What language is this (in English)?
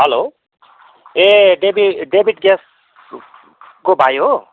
Nepali